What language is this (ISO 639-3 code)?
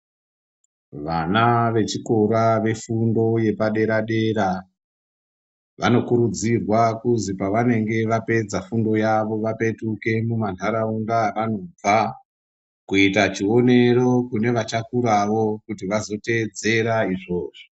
ndc